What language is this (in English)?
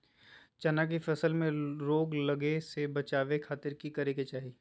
Magahi